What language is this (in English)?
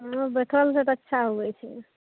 Maithili